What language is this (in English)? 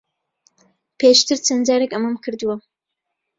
Central Kurdish